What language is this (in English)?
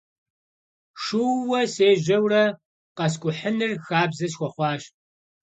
Kabardian